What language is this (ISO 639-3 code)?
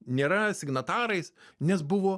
lit